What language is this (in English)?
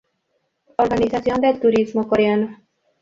Spanish